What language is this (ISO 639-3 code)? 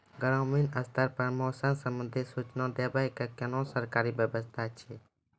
mai